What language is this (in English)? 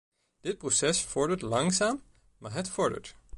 Dutch